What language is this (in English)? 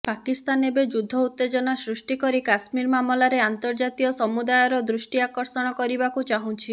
Odia